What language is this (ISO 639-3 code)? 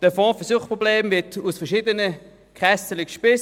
gsw